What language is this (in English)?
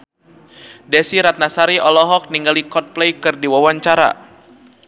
Sundanese